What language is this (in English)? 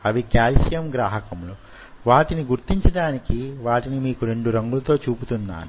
Telugu